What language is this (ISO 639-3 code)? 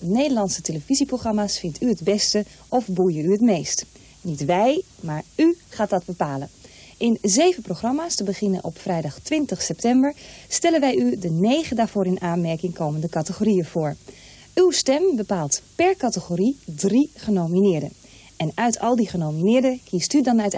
nld